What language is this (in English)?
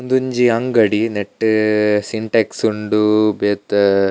Tulu